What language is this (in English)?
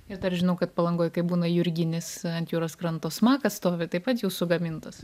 Lithuanian